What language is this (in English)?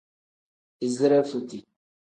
Tem